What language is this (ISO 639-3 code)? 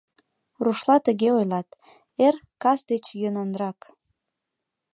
chm